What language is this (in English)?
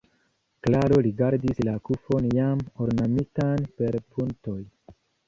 Esperanto